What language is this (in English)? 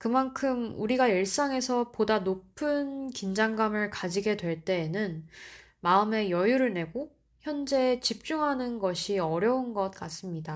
Korean